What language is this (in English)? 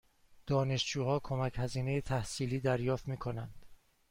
Persian